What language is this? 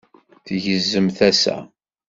Kabyle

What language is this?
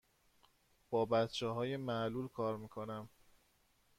Persian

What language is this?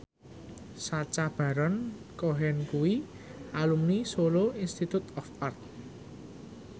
Javanese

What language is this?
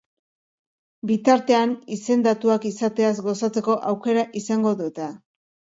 Basque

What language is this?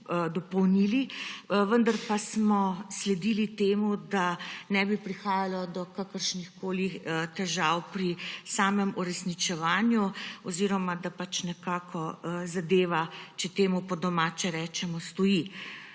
Slovenian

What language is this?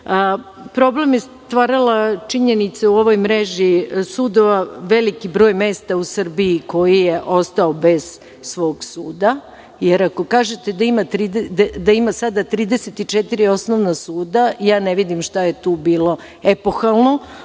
Serbian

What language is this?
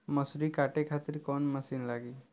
Bhojpuri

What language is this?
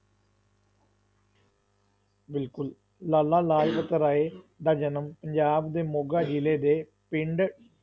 Punjabi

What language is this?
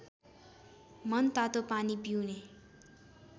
Nepali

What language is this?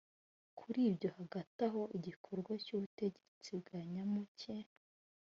Kinyarwanda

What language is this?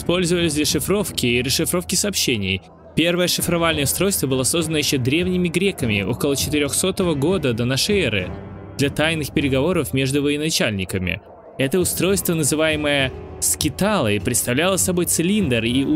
Russian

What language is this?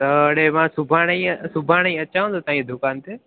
Sindhi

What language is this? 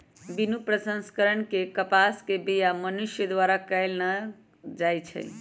Magahi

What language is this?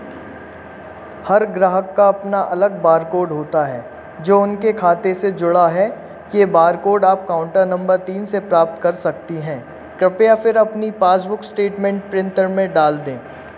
Hindi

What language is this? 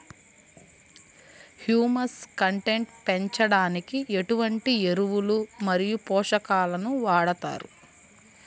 Telugu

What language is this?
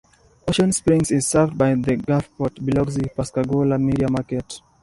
English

